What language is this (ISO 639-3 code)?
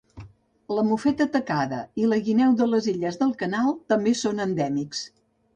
cat